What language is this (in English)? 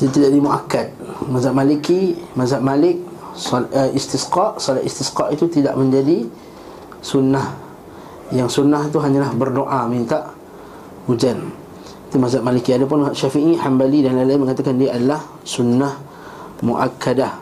Malay